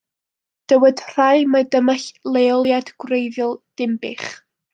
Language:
Welsh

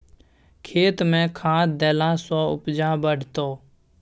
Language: Maithili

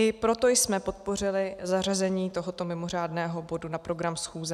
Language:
Czech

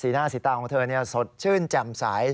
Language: Thai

